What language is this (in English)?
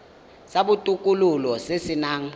Tswana